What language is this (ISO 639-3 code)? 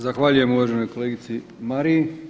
hrv